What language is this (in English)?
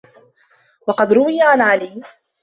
Arabic